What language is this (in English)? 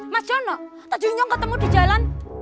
Indonesian